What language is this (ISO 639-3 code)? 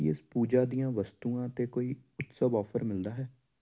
pan